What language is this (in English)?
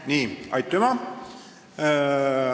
Estonian